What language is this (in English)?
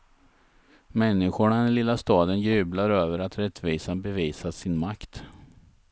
Swedish